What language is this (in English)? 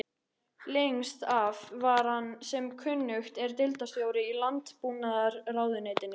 Icelandic